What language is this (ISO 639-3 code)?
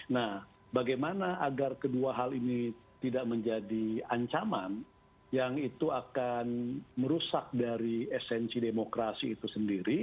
ind